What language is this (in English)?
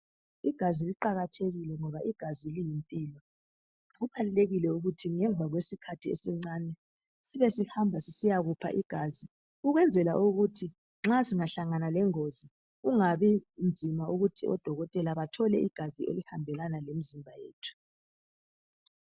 North Ndebele